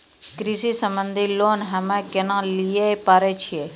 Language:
Maithili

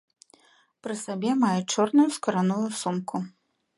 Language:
Belarusian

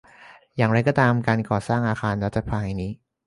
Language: Thai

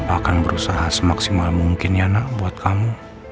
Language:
Indonesian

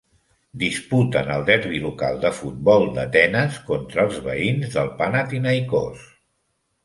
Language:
Catalan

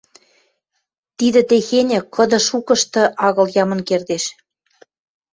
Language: Western Mari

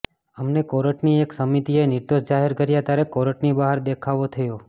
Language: Gujarati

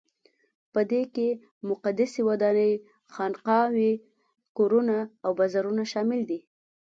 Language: Pashto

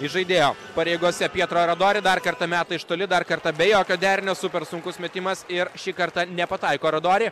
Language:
Lithuanian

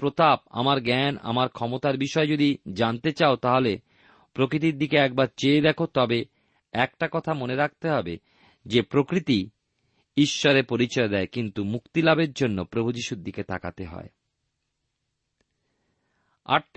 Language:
Bangla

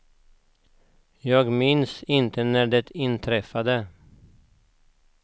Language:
Swedish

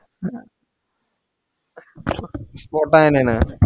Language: Malayalam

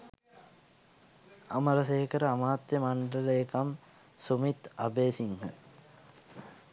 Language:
Sinhala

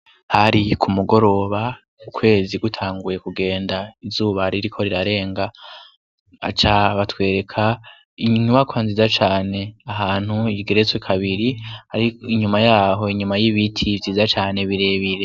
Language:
Rundi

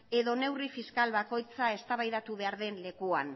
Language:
Basque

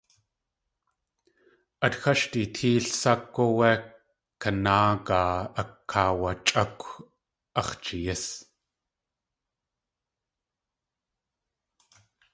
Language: Tlingit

